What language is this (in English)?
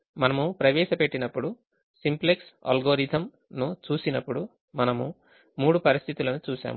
Telugu